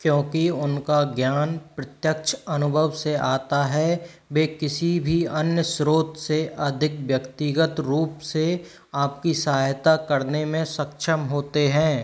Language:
Hindi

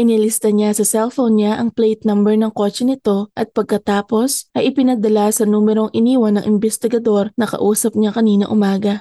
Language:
Filipino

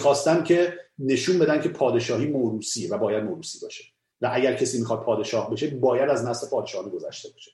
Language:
Persian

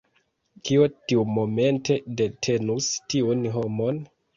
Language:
Esperanto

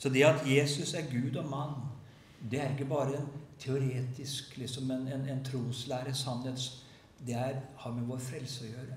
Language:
Norwegian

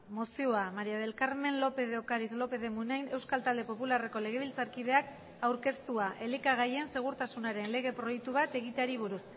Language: Basque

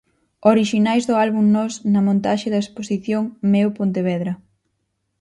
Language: Galician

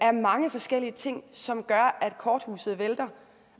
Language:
Danish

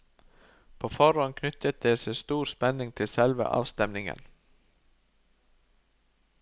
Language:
Norwegian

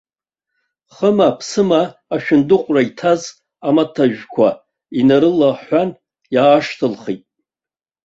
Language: Abkhazian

